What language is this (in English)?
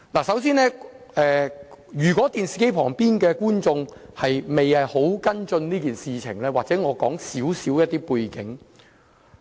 Cantonese